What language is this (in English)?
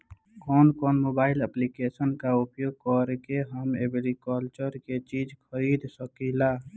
Bhojpuri